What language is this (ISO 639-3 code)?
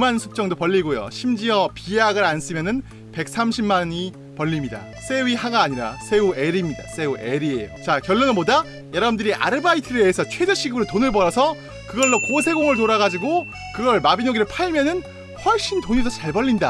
kor